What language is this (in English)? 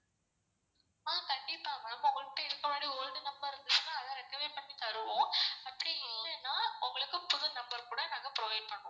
Tamil